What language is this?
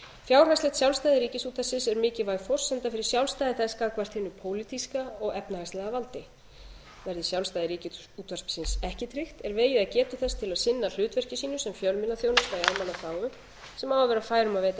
Icelandic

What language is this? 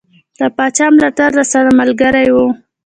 Pashto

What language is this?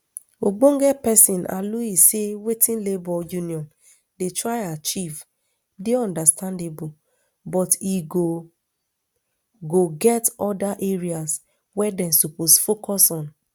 Nigerian Pidgin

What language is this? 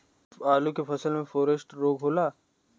Bhojpuri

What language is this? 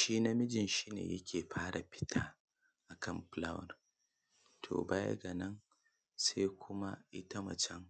Hausa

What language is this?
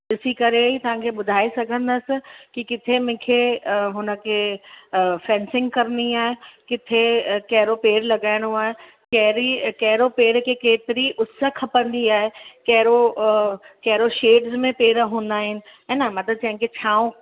Sindhi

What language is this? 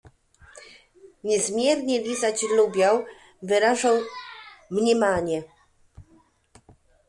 Polish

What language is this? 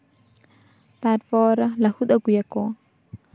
Santali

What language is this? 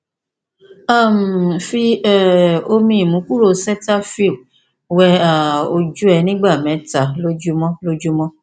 Yoruba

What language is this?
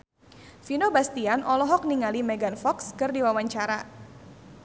Sundanese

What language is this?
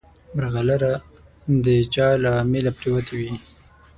Pashto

